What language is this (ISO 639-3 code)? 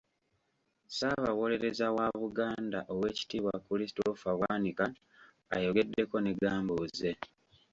lug